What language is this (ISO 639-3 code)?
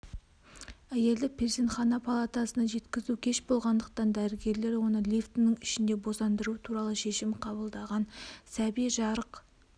kaz